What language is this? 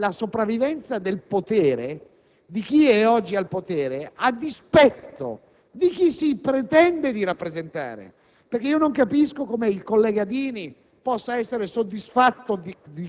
Italian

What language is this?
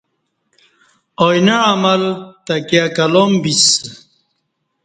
Kati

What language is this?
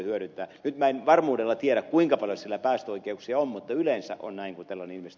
Finnish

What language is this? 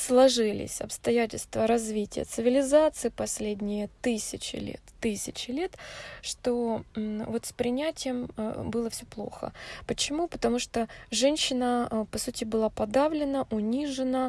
Russian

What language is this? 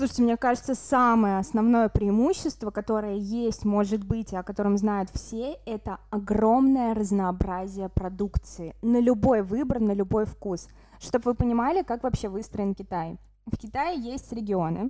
Russian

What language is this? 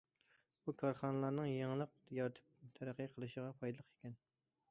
Uyghur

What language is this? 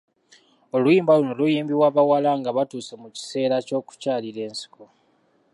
Ganda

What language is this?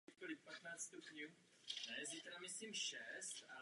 Czech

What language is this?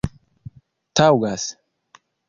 Esperanto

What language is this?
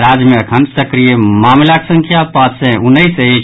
Maithili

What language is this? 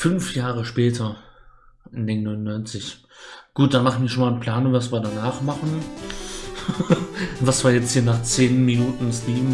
German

